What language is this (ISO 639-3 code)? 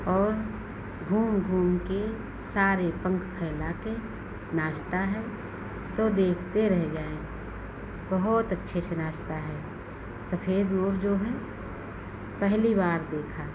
hin